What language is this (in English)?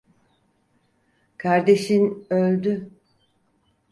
Turkish